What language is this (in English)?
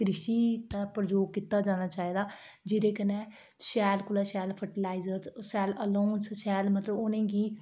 Dogri